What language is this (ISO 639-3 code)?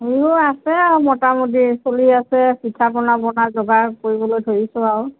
asm